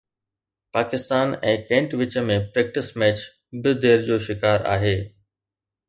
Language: Sindhi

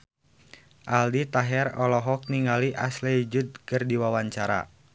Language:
Sundanese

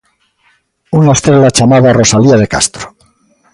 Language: Galician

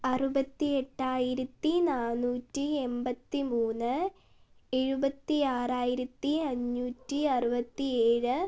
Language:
Malayalam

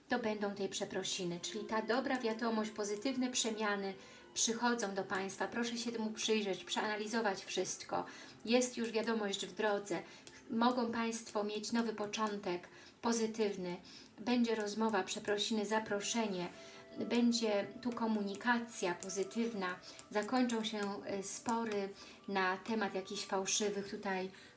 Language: Polish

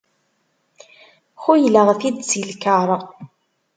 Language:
Kabyle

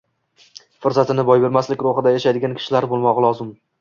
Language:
Uzbek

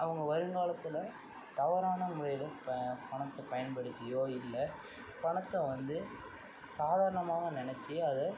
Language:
Tamil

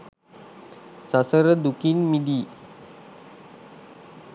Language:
Sinhala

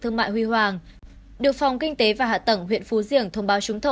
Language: Vietnamese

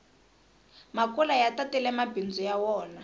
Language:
Tsonga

